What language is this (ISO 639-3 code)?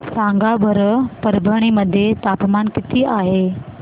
mar